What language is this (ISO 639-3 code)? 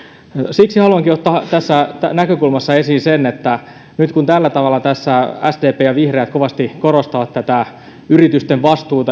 fin